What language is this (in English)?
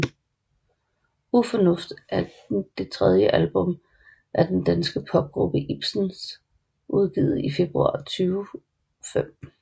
Danish